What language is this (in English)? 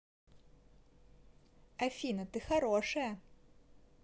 Russian